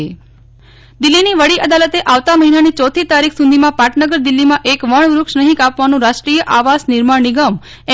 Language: Gujarati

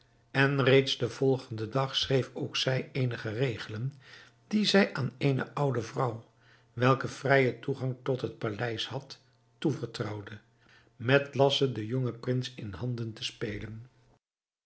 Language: Dutch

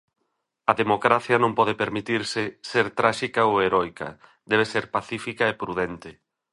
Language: Galician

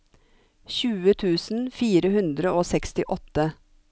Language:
Norwegian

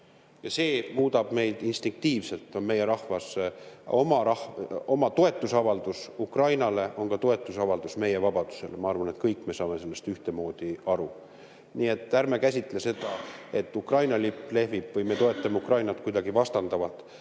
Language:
Estonian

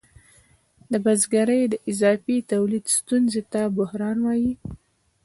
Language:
Pashto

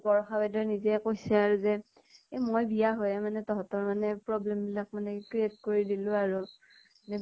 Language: Assamese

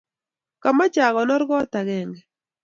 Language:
Kalenjin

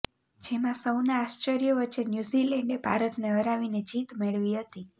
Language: Gujarati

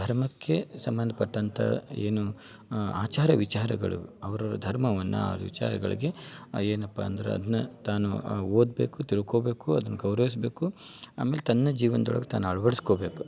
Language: Kannada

